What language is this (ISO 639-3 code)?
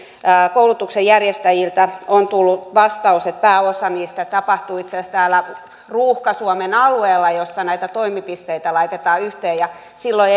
fin